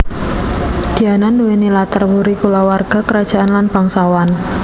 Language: Javanese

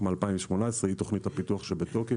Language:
Hebrew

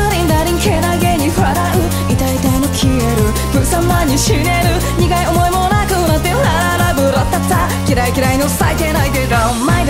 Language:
Korean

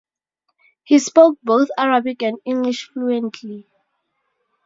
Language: English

